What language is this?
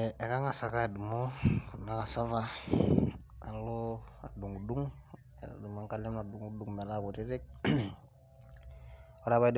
Masai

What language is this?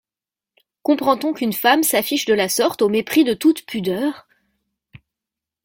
French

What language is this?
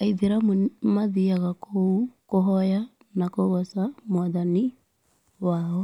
Kikuyu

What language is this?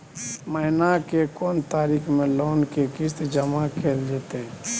Maithili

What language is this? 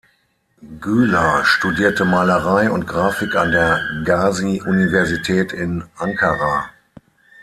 German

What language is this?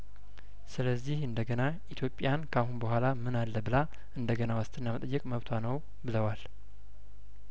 Amharic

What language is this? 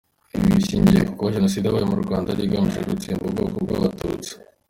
Kinyarwanda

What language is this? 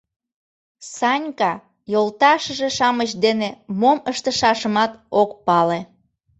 Mari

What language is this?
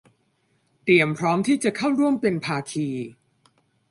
Thai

